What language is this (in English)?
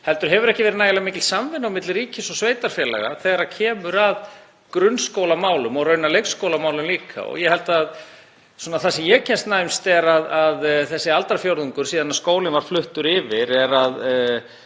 Icelandic